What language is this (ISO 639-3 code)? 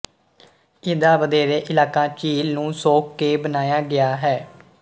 pan